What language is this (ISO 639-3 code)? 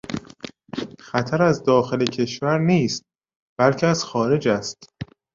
fas